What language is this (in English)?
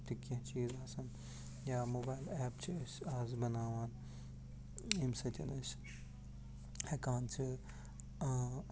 Kashmiri